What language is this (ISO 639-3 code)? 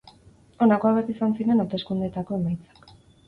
eus